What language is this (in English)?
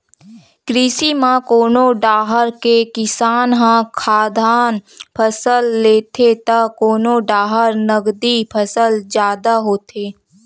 Chhattisgarhi